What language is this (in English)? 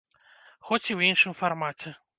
Belarusian